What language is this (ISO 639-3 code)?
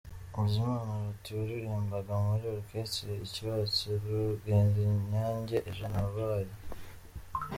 kin